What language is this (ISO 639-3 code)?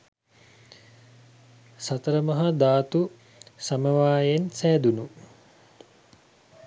sin